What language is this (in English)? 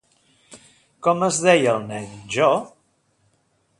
Catalan